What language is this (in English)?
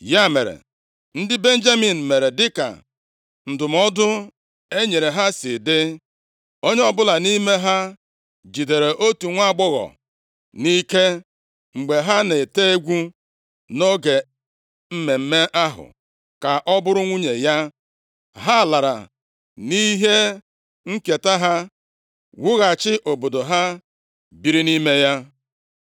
Igbo